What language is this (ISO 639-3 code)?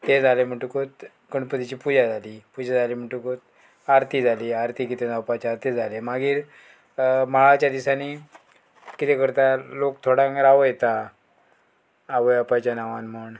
kok